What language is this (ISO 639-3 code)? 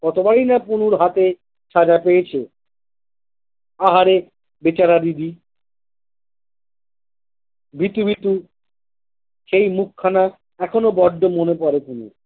ben